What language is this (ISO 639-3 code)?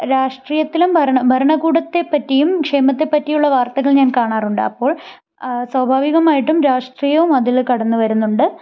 mal